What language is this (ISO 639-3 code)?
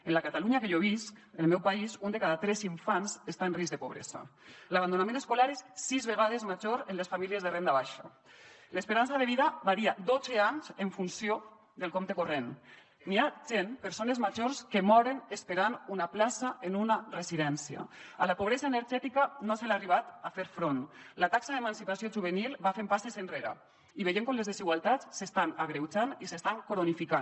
cat